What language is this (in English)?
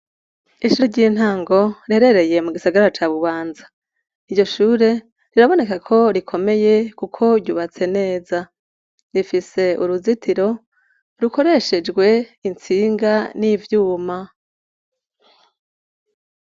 Rundi